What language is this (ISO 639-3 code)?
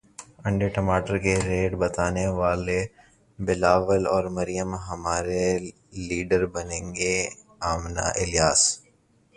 urd